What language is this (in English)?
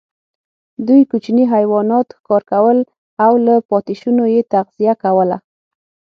Pashto